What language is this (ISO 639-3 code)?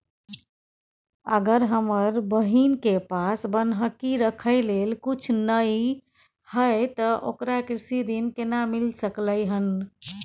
mai